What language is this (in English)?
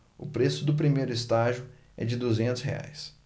Portuguese